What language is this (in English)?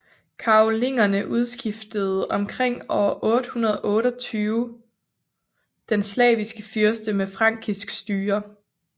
Danish